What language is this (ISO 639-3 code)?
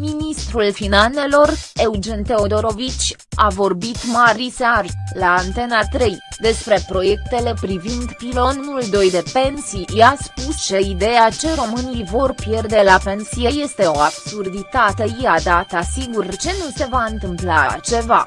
ron